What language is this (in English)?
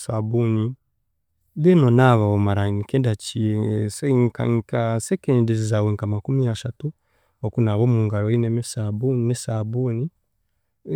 Chiga